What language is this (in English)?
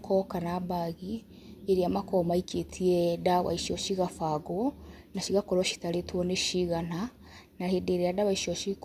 Kikuyu